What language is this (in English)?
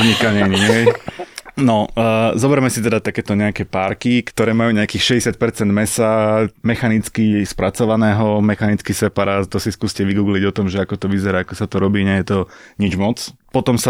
Slovak